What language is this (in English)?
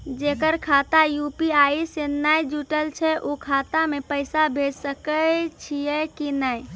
Maithili